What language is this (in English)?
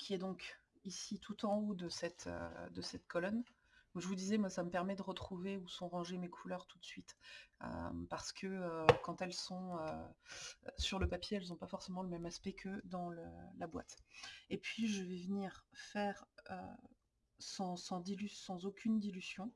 French